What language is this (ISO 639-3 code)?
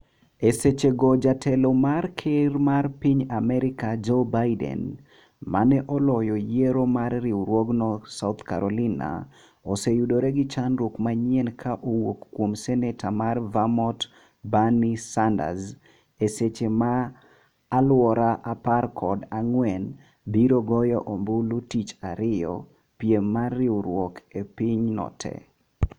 luo